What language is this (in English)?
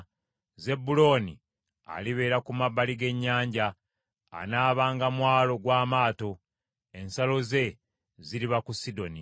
Ganda